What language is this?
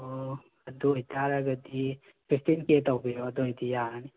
Manipuri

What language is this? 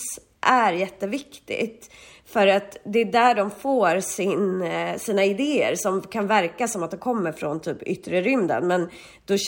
Swedish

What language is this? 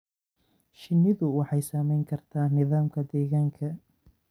Somali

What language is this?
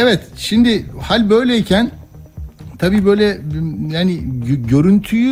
Turkish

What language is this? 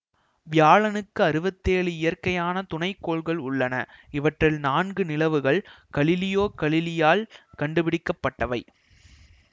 Tamil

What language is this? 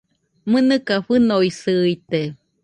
Nüpode Huitoto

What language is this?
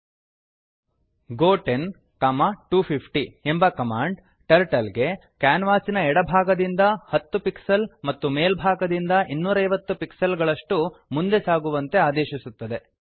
Kannada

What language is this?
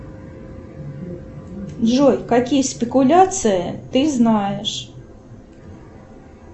Russian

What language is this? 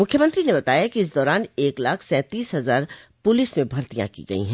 Hindi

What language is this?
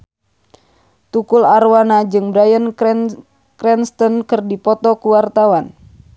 Sundanese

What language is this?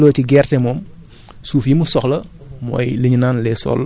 Wolof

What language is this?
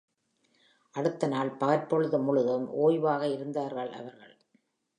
Tamil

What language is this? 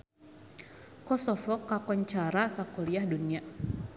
Sundanese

